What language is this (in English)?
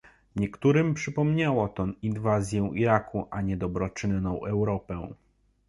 Polish